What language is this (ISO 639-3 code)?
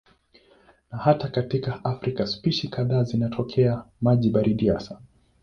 swa